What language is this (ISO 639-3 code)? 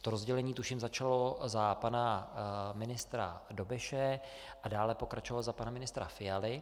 ces